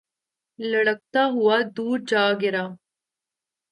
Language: Urdu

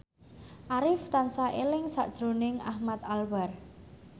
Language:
Javanese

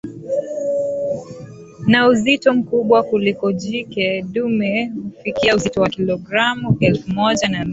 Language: Swahili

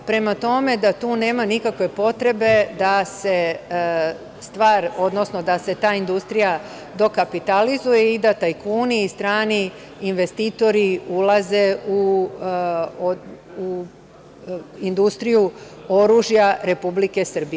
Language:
Serbian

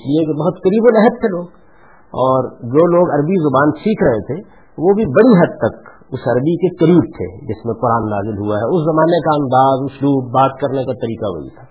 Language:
Urdu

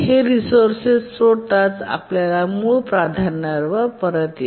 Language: Marathi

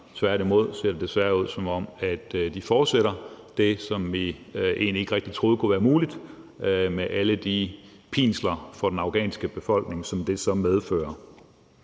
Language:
Danish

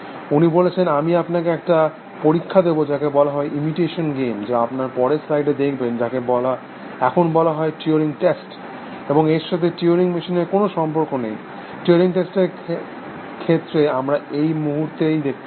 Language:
Bangla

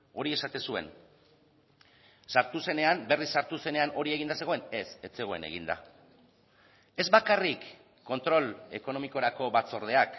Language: Basque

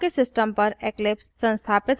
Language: Hindi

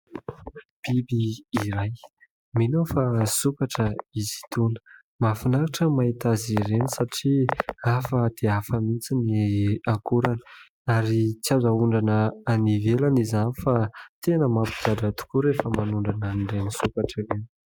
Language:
Malagasy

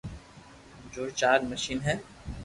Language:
Loarki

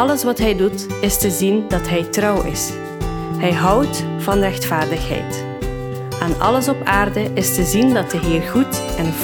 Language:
Dutch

